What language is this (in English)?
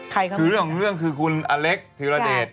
Thai